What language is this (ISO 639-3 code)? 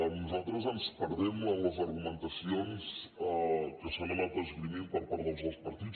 cat